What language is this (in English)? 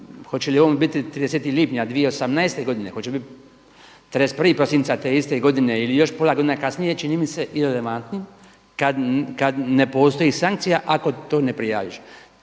Croatian